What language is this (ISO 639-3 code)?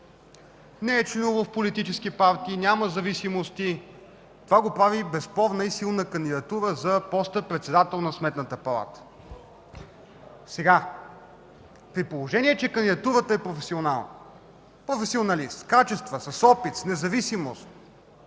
bul